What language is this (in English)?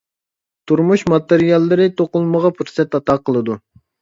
Uyghur